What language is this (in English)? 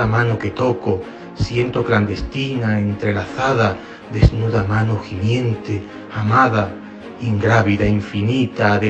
Spanish